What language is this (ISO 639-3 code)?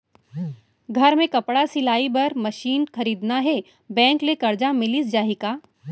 hne